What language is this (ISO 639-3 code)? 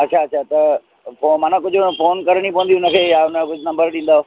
snd